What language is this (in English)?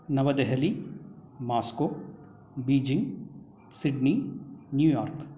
Sanskrit